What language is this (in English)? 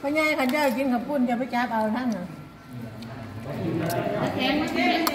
Thai